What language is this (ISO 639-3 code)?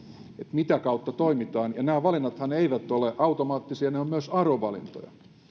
fin